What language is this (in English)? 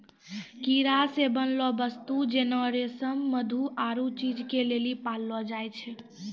Maithili